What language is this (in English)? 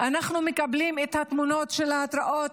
Hebrew